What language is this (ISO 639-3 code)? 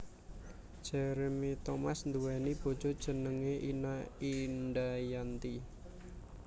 jav